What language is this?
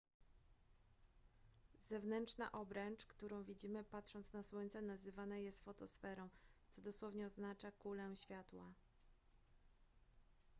Polish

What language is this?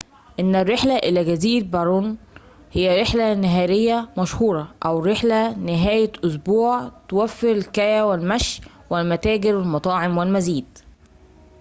Arabic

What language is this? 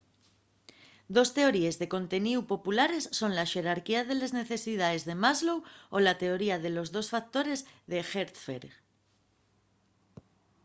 Asturian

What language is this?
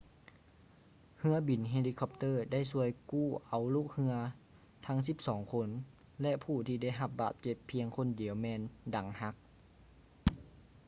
Lao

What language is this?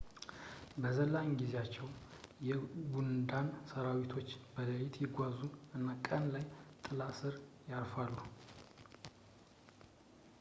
Amharic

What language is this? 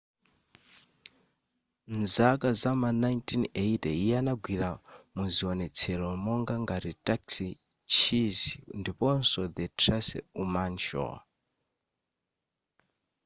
Nyanja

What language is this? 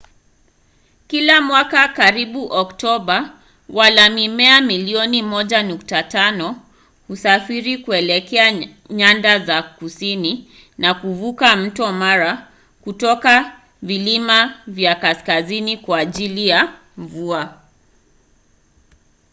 Swahili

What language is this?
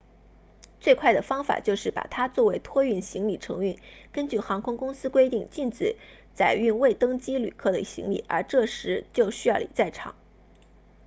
Chinese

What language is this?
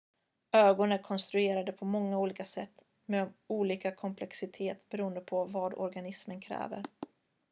Swedish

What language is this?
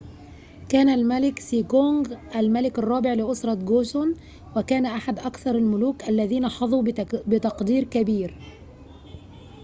Arabic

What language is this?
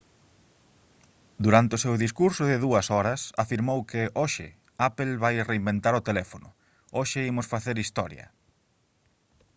Galician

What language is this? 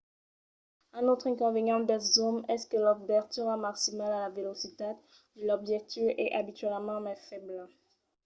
Occitan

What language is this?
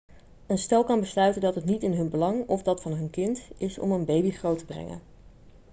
Dutch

